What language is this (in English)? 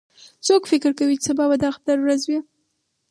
Pashto